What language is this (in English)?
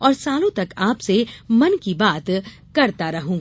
Hindi